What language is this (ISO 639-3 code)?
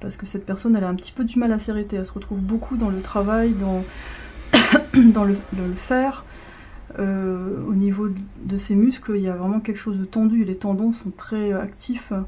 fra